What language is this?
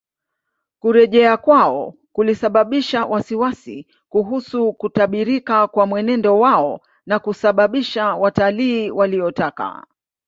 Swahili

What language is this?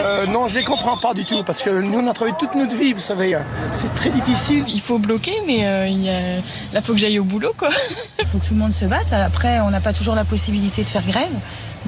French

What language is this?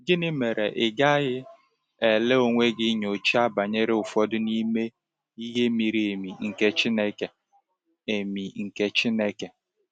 Igbo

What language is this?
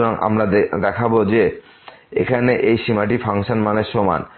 Bangla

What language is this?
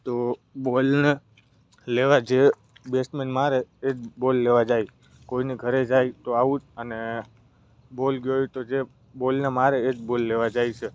Gujarati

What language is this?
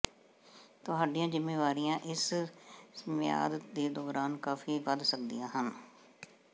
Punjabi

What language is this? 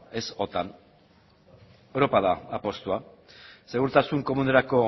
Basque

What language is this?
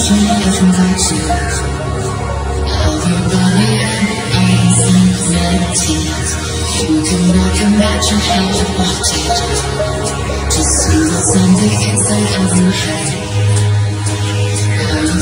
English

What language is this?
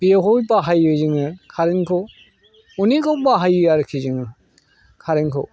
Bodo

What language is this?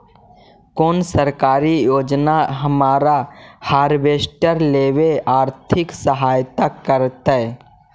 Magahi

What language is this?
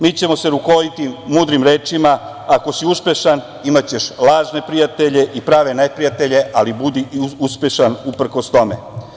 Serbian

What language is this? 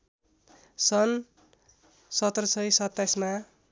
Nepali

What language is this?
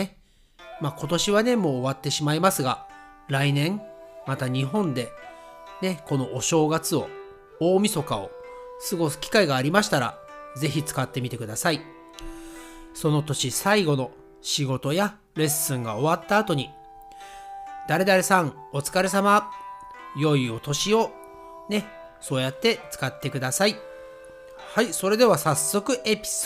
Japanese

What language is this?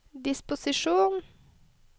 Norwegian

